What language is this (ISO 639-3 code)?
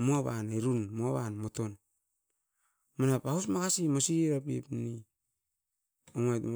eiv